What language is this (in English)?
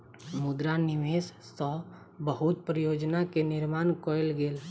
Maithili